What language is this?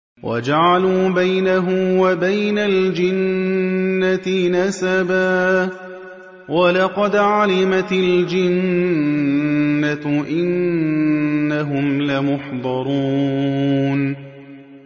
Arabic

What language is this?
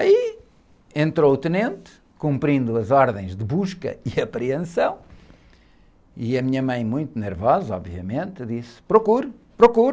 Portuguese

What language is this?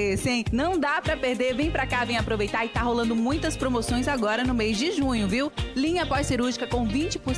Portuguese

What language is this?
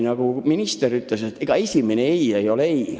Estonian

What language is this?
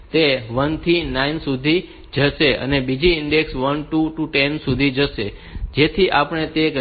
Gujarati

